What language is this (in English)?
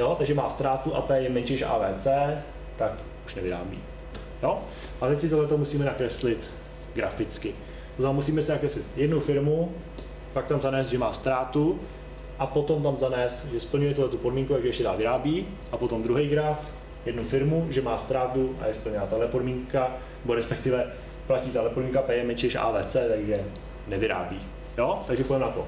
Czech